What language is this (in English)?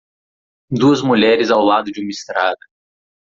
Portuguese